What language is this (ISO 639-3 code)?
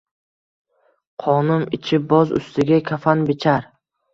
uzb